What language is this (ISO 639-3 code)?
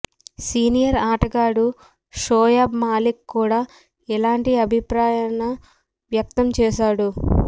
tel